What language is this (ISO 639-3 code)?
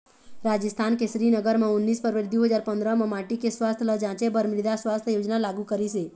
hne